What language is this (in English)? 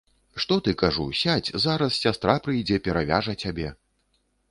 Belarusian